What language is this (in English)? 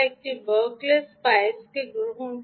Bangla